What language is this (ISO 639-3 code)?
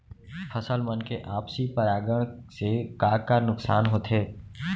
hne